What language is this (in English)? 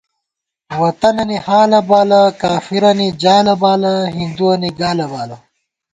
Gawar-Bati